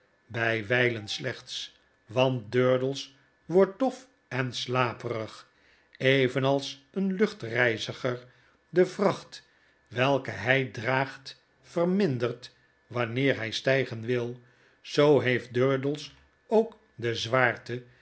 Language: Dutch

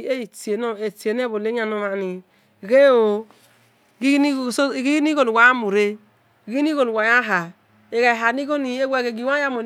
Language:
Esan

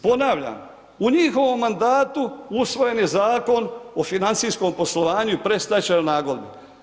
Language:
Croatian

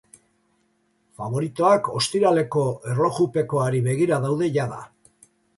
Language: Basque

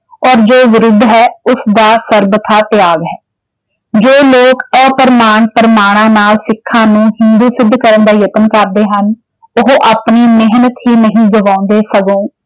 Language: Punjabi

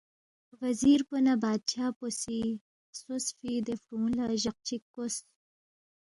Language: Balti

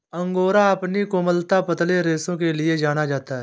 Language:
Hindi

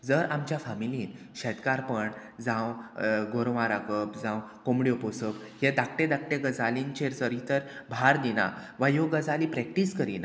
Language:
Konkani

